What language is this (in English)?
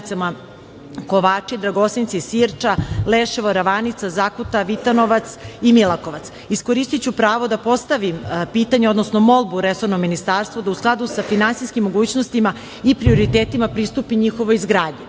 Serbian